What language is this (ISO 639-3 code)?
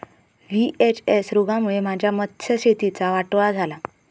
mar